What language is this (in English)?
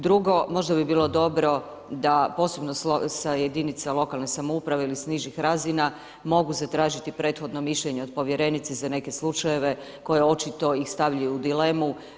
Croatian